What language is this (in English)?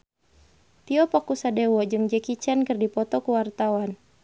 Sundanese